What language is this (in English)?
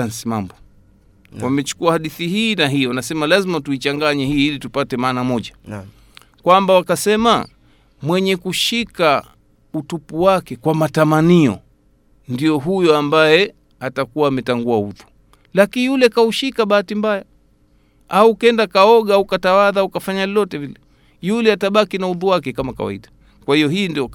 Swahili